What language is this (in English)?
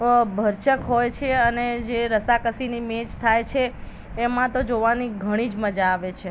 Gujarati